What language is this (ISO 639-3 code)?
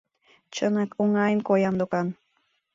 chm